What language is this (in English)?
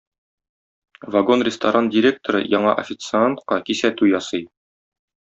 Tatar